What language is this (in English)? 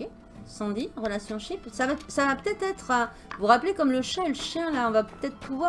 French